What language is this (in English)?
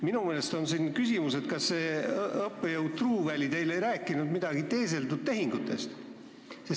Estonian